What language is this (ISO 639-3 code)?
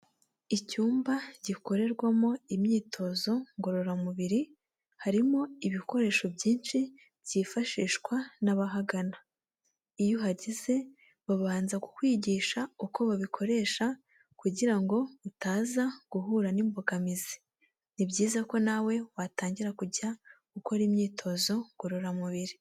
kin